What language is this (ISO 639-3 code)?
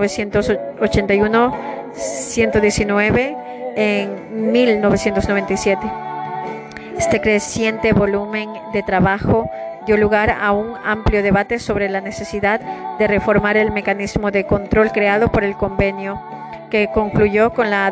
spa